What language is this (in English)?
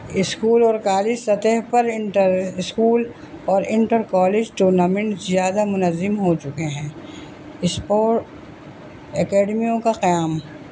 Urdu